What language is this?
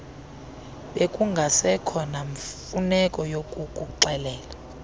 Xhosa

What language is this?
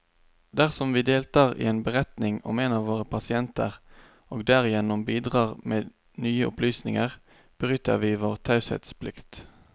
Norwegian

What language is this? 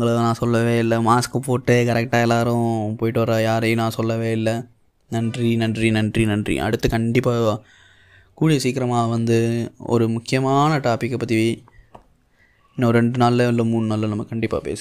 Tamil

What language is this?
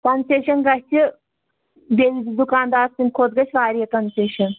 Kashmiri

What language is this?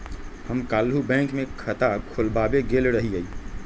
Magahi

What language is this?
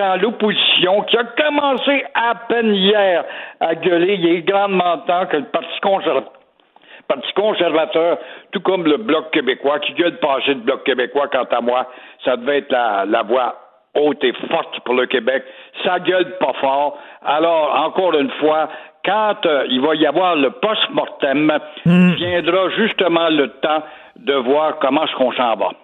French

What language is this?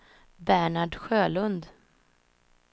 Swedish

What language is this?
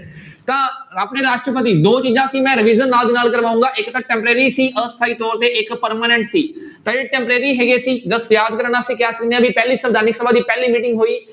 Punjabi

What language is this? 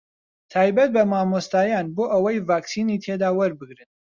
Central Kurdish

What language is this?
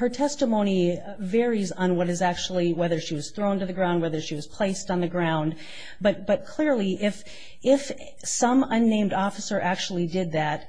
English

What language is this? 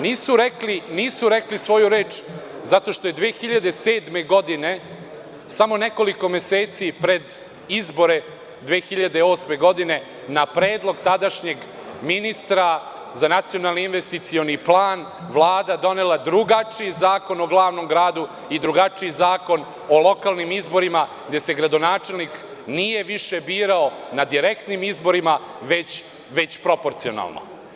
Serbian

